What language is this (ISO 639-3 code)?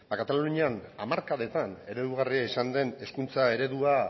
eus